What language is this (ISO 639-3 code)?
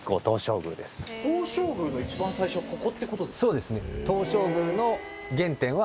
jpn